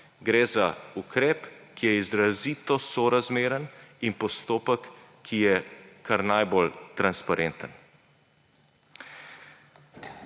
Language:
Slovenian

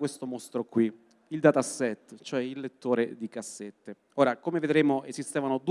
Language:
Italian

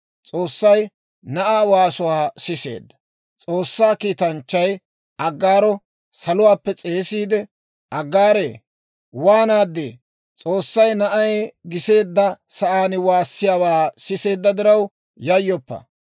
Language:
Dawro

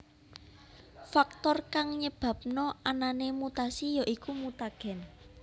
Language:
Javanese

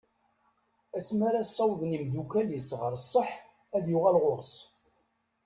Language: Kabyle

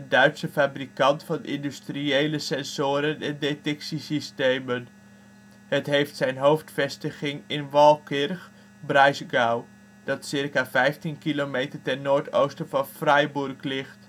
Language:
Dutch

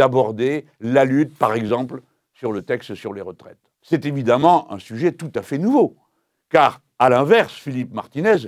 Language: French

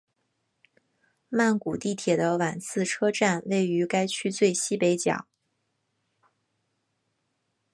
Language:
Chinese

